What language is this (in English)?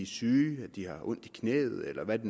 Danish